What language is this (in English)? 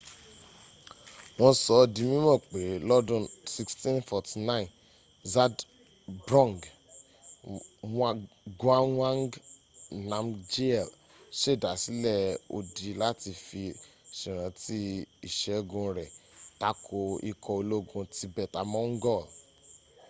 Yoruba